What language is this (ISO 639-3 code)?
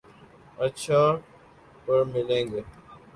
urd